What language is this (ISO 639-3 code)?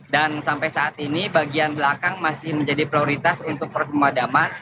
ind